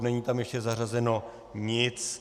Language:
Czech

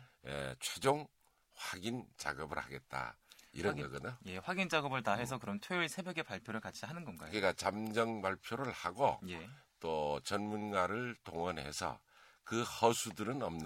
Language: Korean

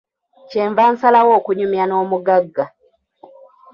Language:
Ganda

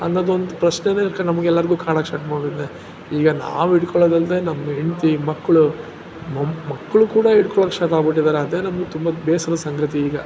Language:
Kannada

